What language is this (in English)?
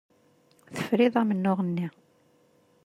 Kabyle